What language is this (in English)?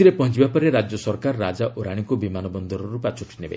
Odia